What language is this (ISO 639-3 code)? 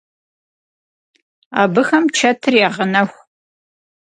kbd